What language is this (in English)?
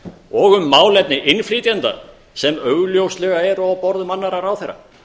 Icelandic